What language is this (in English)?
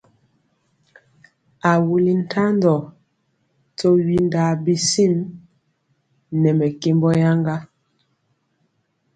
Mpiemo